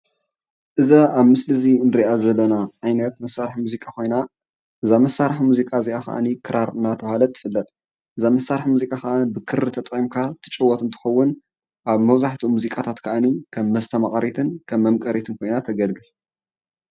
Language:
Tigrinya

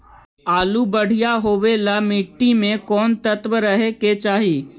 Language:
Magahi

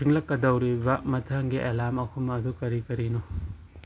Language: Manipuri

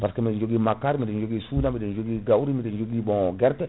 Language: Fula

